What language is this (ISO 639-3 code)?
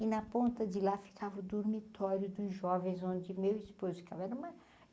por